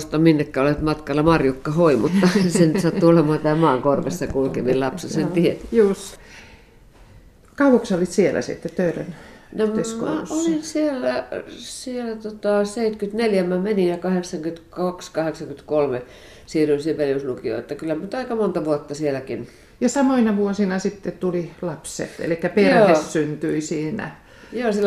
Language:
Finnish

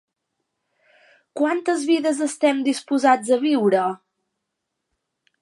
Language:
Catalan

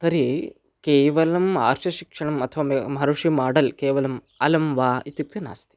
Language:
Sanskrit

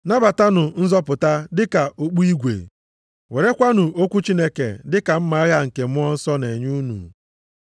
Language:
Igbo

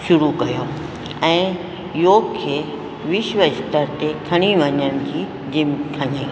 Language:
Sindhi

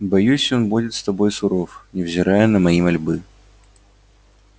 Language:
Russian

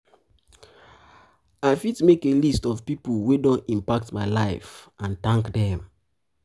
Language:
Nigerian Pidgin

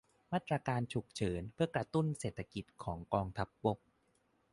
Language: Thai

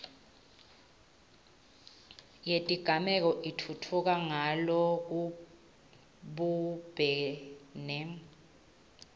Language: Swati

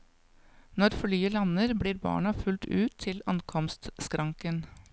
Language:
Norwegian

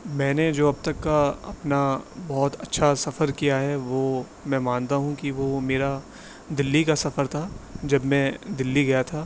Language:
Urdu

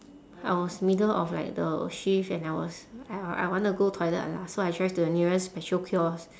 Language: English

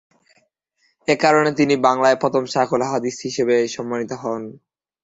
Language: Bangla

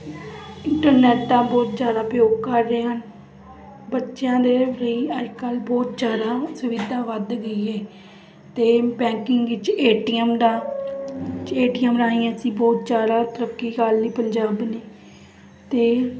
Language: Punjabi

